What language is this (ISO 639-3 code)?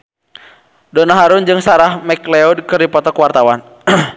sun